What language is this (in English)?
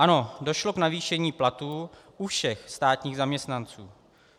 Czech